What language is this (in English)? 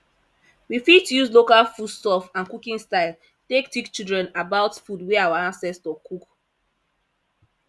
Nigerian Pidgin